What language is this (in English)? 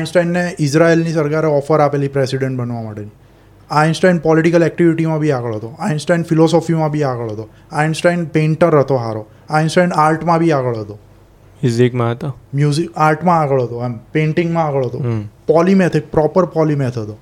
Gujarati